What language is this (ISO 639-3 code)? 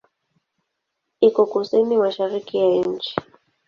swa